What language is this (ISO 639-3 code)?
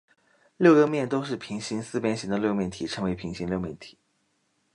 zho